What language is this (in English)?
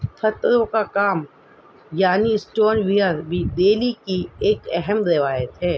Urdu